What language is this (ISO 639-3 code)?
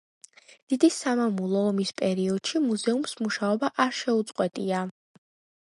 kat